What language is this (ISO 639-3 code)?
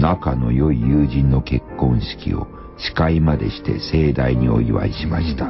jpn